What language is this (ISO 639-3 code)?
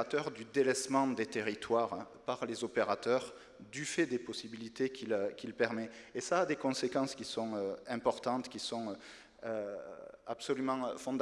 fra